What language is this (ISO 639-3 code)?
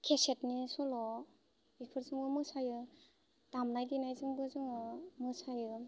brx